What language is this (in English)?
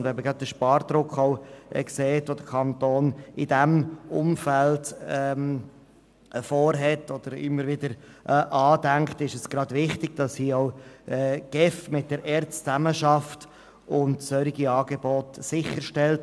Swiss German